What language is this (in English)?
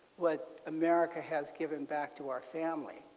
English